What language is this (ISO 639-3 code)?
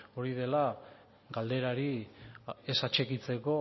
eus